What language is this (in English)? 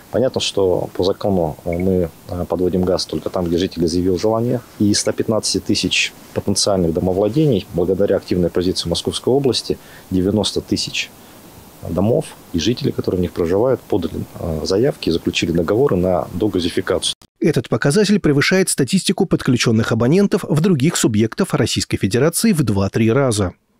Russian